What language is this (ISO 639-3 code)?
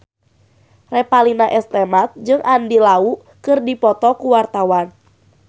sun